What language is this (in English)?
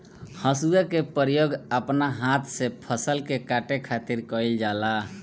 Bhojpuri